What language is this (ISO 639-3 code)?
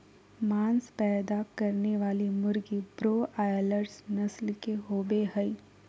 mag